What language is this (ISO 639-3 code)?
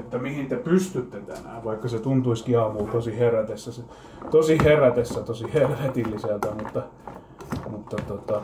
fin